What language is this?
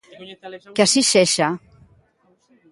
Galician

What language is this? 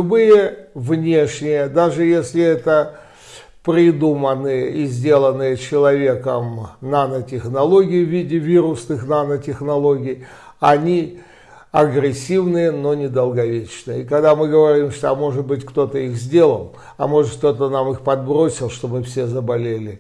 Russian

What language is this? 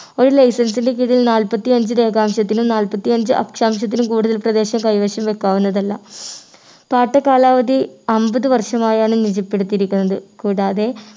Malayalam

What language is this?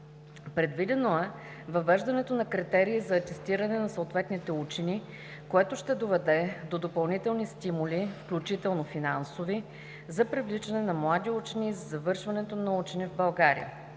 Bulgarian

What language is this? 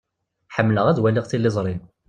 Kabyle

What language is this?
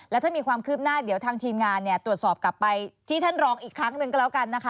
Thai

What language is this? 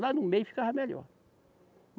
Portuguese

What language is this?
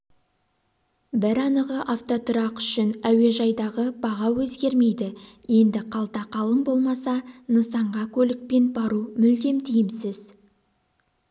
Kazakh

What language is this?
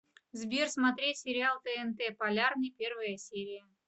Russian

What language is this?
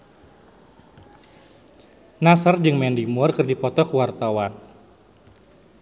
Sundanese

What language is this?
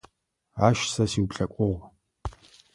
Adyghe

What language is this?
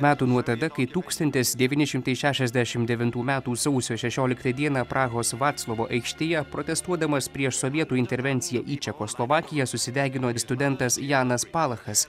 Lithuanian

